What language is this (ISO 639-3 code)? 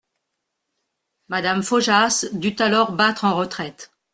fra